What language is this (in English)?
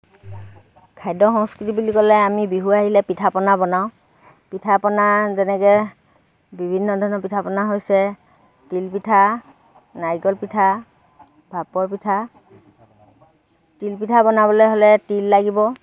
Assamese